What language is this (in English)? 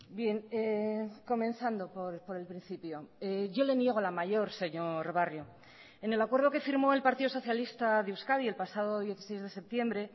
Spanish